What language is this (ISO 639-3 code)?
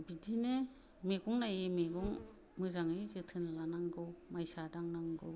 brx